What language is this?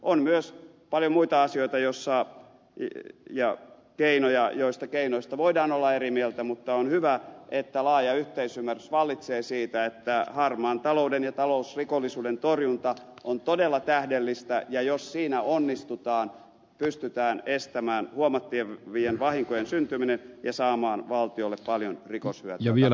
Finnish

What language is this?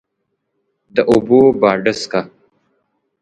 Pashto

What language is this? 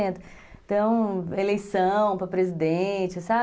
Portuguese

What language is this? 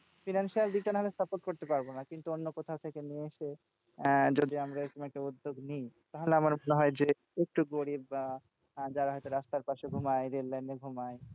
Bangla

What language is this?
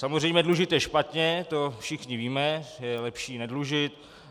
Czech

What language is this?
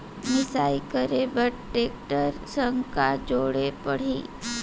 Chhattisgarhi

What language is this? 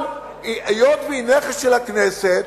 Hebrew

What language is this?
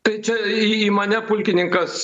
Lithuanian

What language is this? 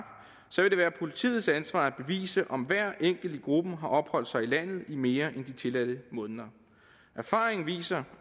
Danish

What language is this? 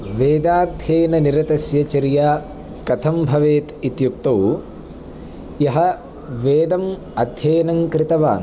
Sanskrit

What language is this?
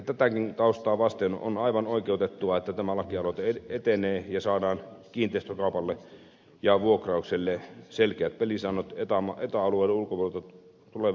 Finnish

